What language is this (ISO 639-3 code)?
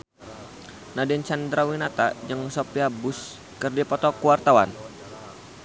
sun